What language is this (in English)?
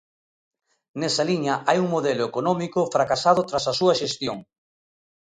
Galician